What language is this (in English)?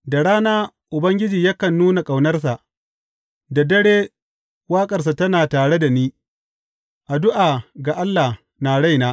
Hausa